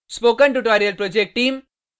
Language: Hindi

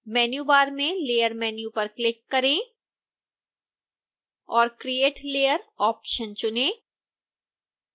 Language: Hindi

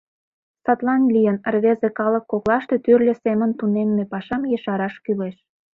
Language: Mari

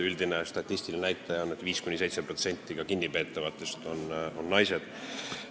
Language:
Estonian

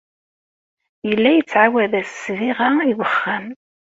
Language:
Kabyle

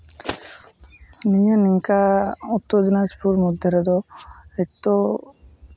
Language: Santali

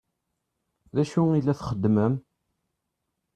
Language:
Kabyle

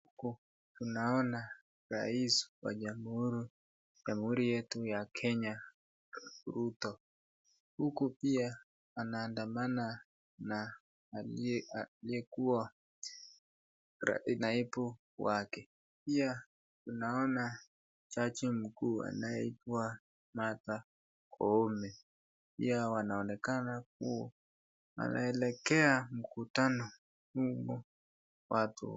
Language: Swahili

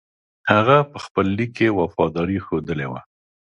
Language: Pashto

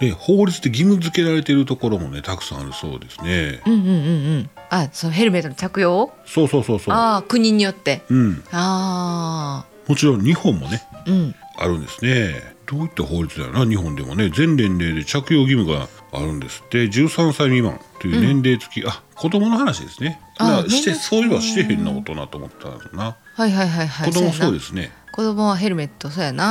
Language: Japanese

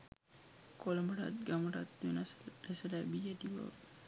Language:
Sinhala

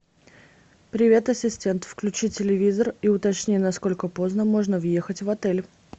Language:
Russian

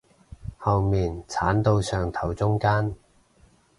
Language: Cantonese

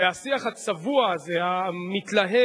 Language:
Hebrew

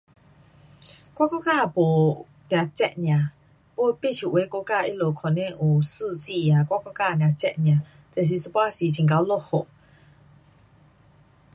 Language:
Pu-Xian Chinese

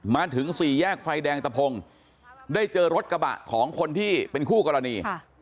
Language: Thai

